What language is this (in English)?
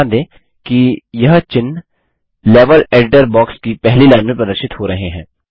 Hindi